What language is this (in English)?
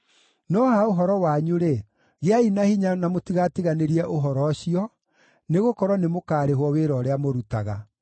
Kikuyu